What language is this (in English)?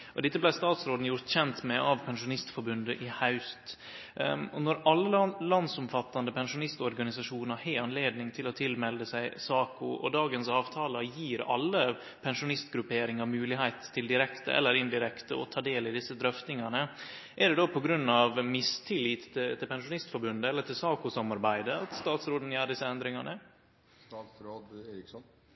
Norwegian Nynorsk